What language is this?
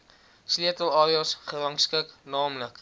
Afrikaans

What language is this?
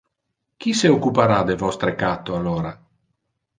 Interlingua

